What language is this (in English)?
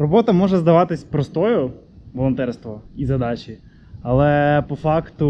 Ukrainian